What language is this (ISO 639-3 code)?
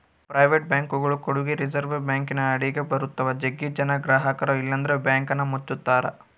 kan